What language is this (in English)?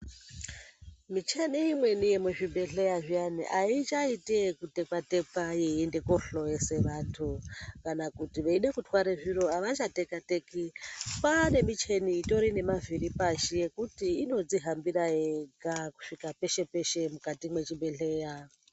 Ndau